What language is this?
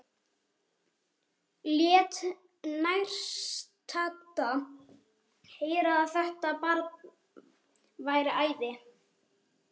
Icelandic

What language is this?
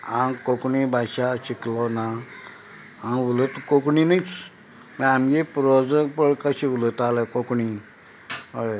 Konkani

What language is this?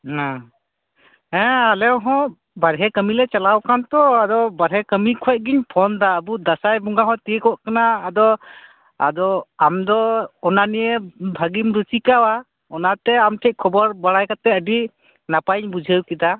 Santali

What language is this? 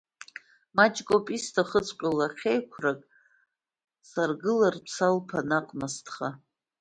Abkhazian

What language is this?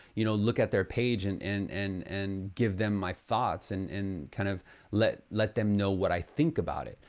English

